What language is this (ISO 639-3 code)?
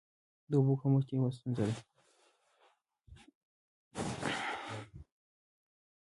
pus